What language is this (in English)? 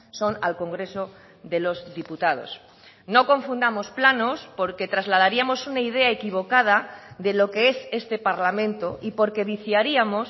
Spanish